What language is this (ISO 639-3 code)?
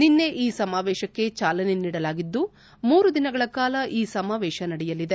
kan